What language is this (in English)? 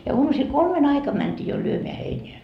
Finnish